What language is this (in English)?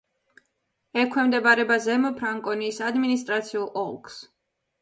Georgian